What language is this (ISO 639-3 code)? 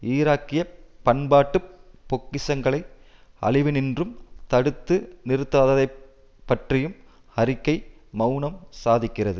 tam